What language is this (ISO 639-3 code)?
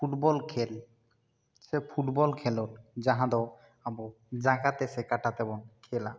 sat